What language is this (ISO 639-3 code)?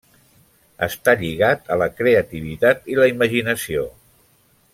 cat